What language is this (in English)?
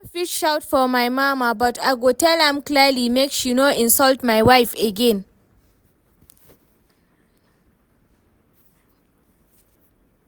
Nigerian Pidgin